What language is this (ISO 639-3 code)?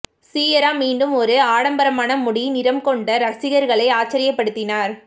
tam